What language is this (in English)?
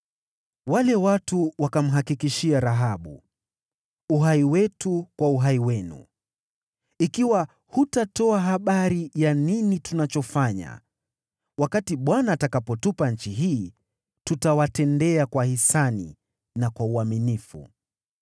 Swahili